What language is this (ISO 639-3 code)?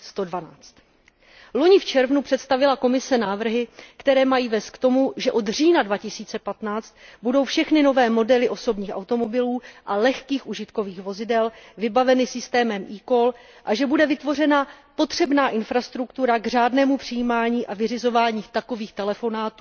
ces